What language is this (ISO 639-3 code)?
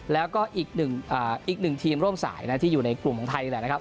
tha